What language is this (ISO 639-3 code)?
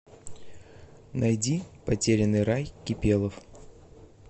rus